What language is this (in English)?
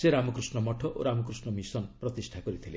Odia